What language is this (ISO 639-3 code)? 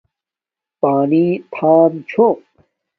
dmk